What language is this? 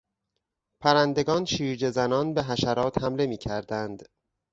Persian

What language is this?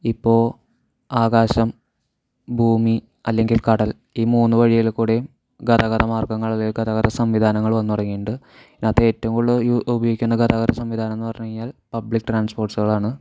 Malayalam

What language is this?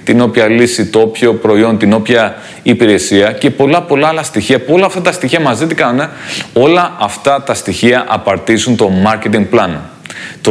Greek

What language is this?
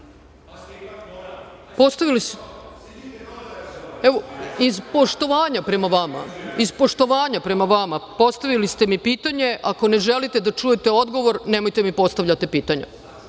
Serbian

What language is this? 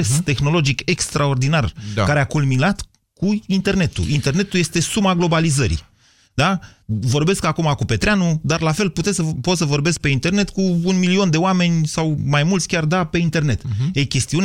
Romanian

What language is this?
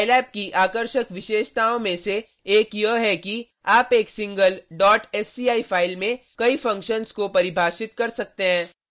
Hindi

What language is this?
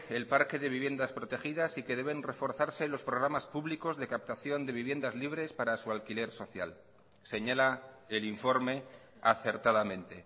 Spanish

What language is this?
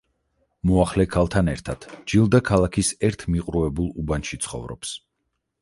Georgian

